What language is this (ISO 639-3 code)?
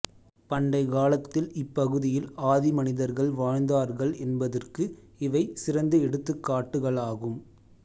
tam